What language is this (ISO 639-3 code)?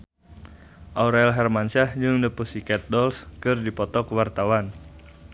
sun